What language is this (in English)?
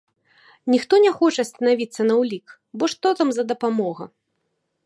Belarusian